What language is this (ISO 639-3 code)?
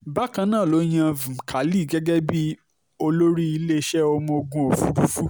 yor